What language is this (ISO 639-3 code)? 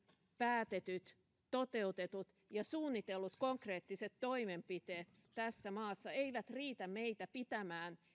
fin